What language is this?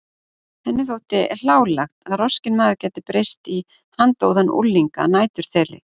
Icelandic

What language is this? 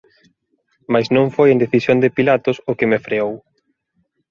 Galician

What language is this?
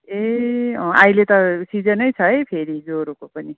Nepali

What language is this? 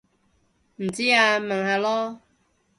Cantonese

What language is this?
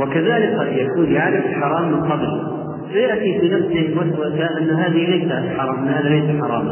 Arabic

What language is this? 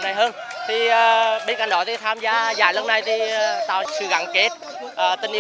Vietnamese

